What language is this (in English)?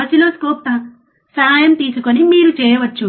Telugu